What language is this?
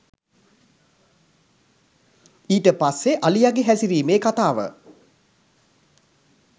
Sinhala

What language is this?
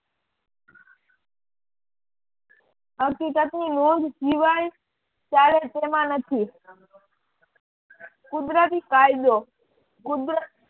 Gujarati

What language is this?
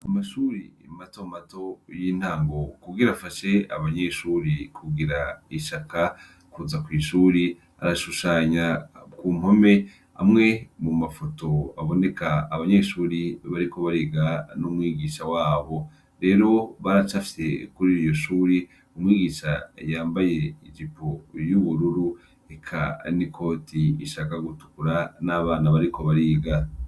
Rundi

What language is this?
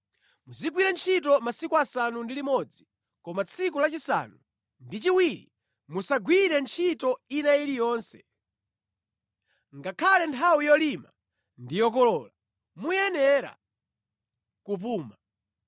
Nyanja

